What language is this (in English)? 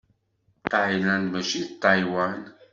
Kabyle